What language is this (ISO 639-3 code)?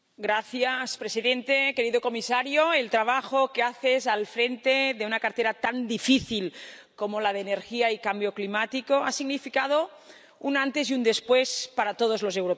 spa